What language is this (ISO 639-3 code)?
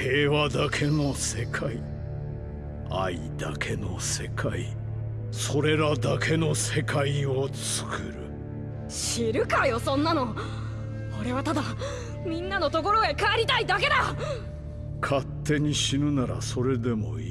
jpn